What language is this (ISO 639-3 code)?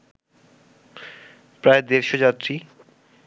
ben